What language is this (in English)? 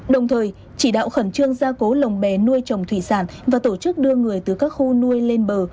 Vietnamese